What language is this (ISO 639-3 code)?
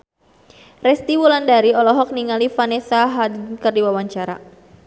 sun